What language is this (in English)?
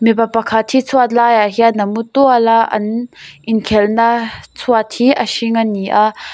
Mizo